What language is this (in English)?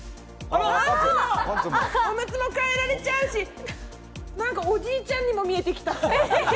Japanese